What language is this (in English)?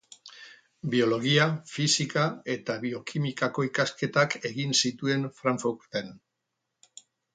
Basque